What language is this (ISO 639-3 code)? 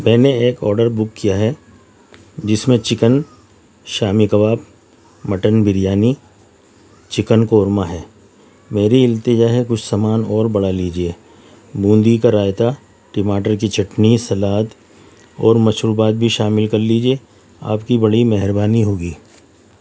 urd